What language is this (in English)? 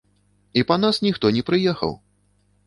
Belarusian